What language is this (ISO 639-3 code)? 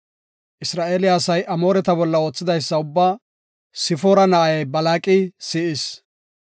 gof